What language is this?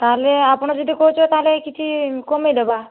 Odia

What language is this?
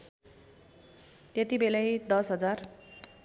Nepali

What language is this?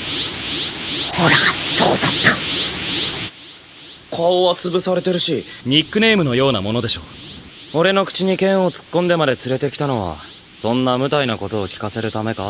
Japanese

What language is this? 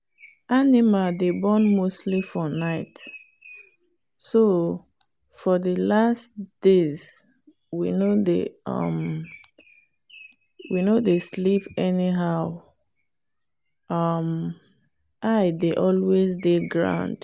Nigerian Pidgin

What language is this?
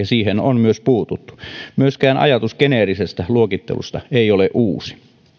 Finnish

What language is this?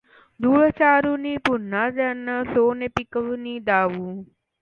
Marathi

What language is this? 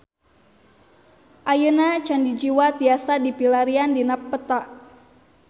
Sundanese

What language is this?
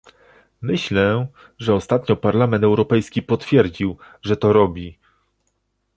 Polish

